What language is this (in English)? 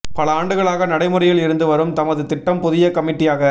Tamil